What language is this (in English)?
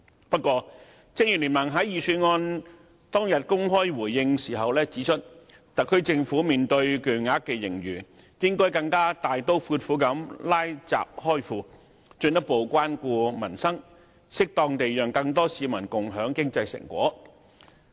Cantonese